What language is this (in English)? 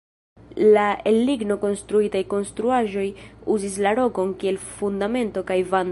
Esperanto